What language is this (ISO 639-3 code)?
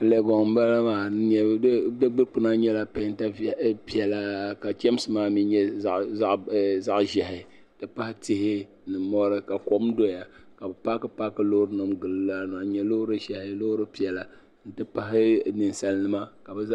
dag